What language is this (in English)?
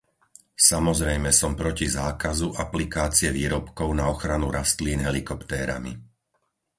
Slovak